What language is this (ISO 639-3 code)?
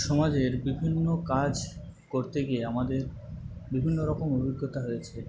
ben